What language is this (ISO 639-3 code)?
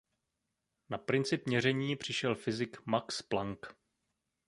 ces